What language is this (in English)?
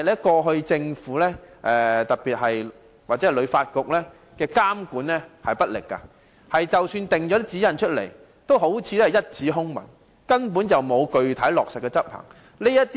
Cantonese